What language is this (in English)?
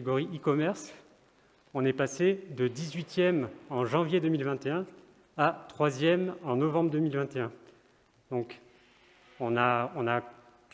French